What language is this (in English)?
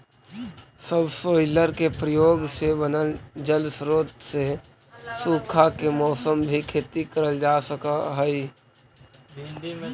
Magahi